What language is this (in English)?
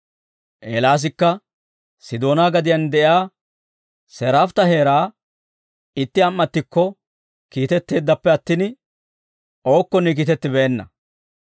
Dawro